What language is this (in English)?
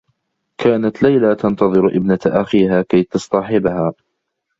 Arabic